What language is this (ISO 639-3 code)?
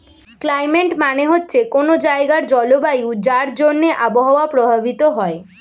ben